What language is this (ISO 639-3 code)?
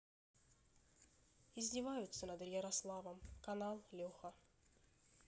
rus